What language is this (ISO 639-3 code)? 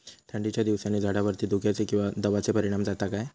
mar